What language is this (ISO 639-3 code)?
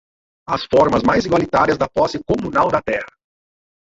por